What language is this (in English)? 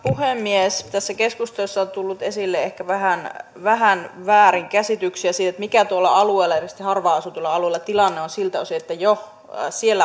Finnish